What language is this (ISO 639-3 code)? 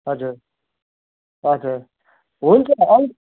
nep